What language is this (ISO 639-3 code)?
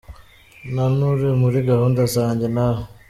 kin